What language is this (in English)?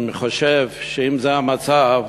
Hebrew